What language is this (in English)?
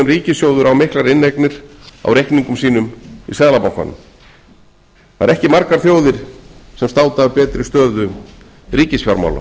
Icelandic